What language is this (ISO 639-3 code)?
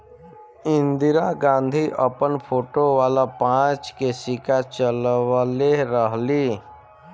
bho